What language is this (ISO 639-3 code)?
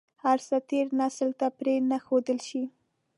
pus